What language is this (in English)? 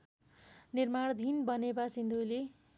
Nepali